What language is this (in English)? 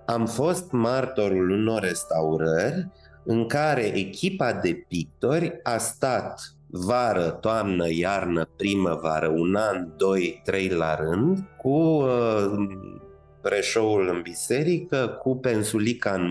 Romanian